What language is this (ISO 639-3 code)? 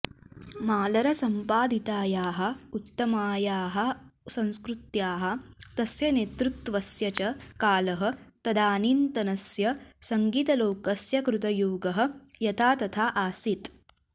san